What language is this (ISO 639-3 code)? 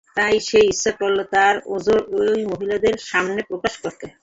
ben